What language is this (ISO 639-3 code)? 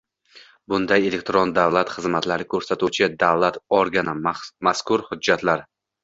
uzb